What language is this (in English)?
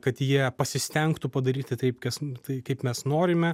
Lithuanian